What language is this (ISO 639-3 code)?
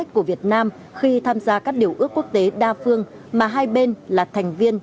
vie